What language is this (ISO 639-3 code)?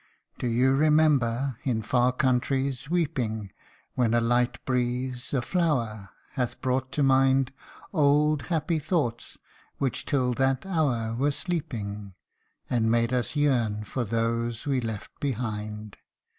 eng